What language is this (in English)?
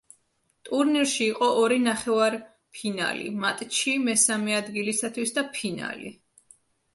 Georgian